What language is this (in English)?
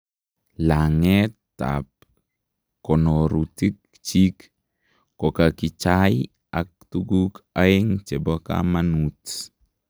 Kalenjin